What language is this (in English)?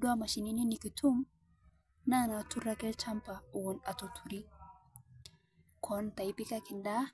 Masai